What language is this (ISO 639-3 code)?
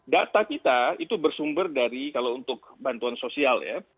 ind